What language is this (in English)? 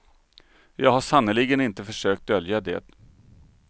Swedish